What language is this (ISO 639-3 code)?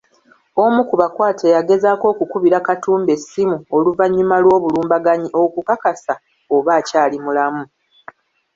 lug